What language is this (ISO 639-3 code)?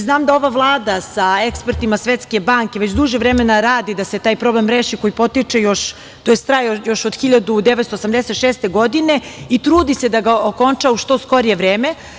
srp